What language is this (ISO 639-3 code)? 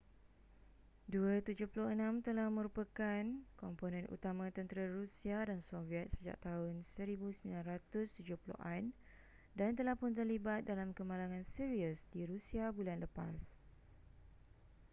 msa